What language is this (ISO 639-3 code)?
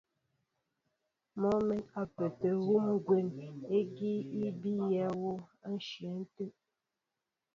mbo